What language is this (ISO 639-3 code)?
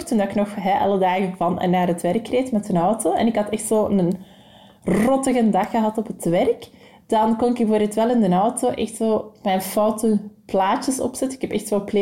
nld